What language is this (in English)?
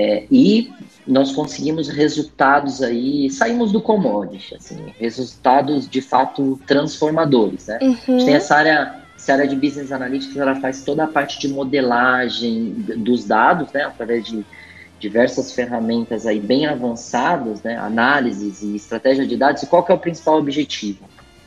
Portuguese